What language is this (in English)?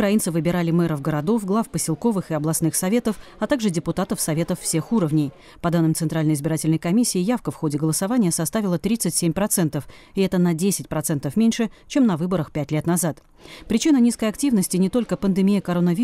Russian